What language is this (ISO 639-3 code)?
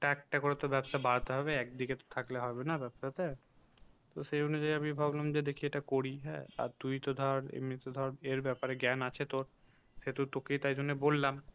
ben